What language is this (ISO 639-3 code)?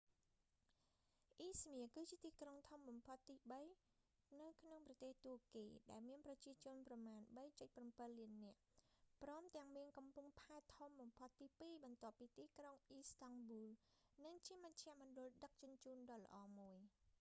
khm